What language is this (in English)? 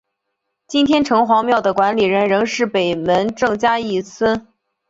Chinese